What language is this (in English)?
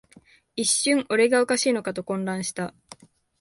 Japanese